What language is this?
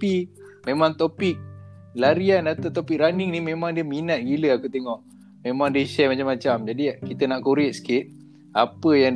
Malay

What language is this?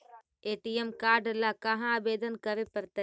Magahi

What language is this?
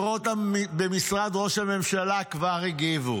Hebrew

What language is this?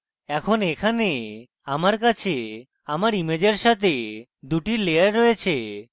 Bangla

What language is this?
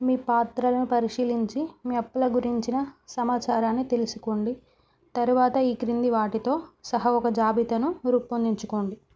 Telugu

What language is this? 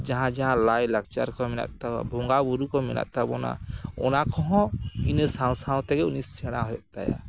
Santali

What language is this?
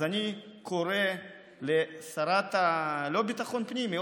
Hebrew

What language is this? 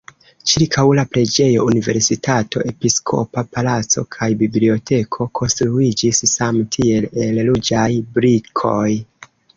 Esperanto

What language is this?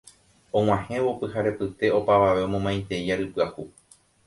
Guarani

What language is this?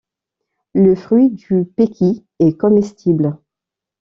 French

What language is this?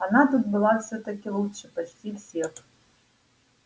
Russian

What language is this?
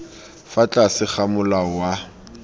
Tswana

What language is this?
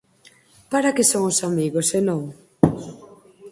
Galician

